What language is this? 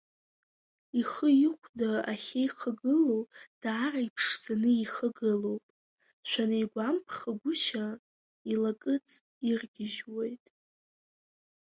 Abkhazian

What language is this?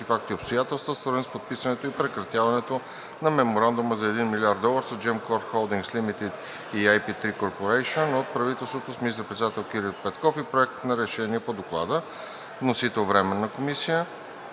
Bulgarian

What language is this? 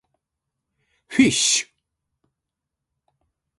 Japanese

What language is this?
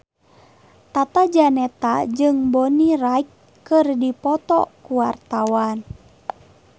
Sundanese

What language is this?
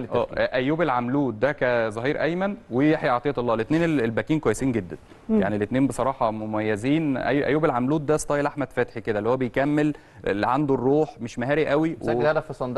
Arabic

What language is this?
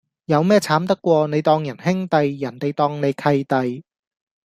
Cantonese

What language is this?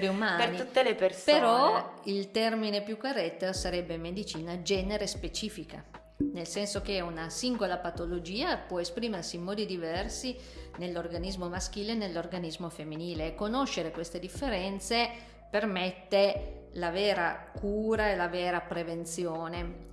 Italian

